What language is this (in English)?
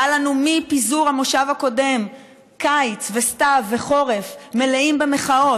Hebrew